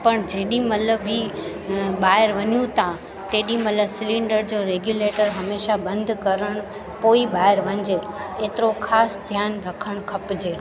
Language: Sindhi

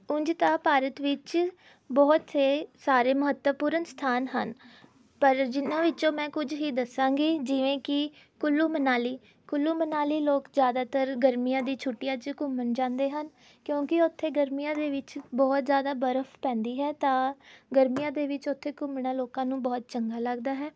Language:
Punjabi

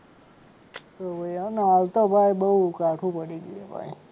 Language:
Gujarati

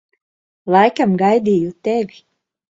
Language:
Latvian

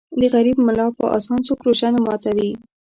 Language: Pashto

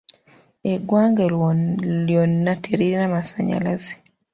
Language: Ganda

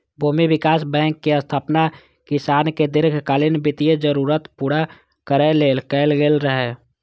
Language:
Maithili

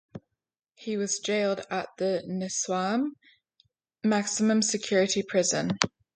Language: English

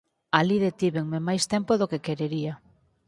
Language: Galician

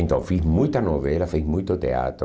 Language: Portuguese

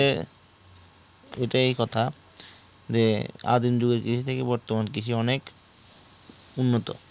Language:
Bangla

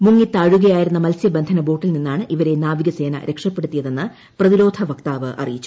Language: Malayalam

